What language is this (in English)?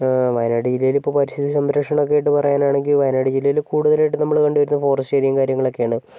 Malayalam